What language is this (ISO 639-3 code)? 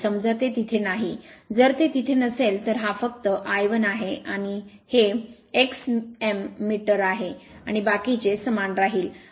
mar